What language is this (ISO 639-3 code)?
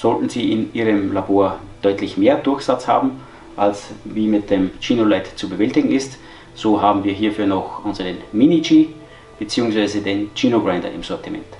deu